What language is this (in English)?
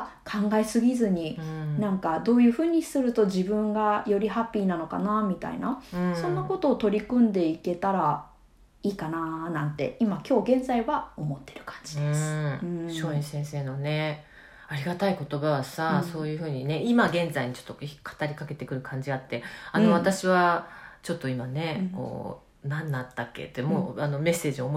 Japanese